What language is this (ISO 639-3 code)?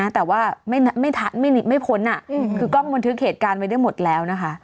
tha